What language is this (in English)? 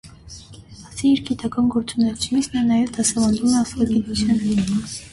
Armenian